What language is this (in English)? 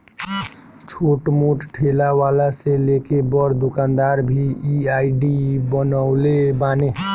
Bhojpuri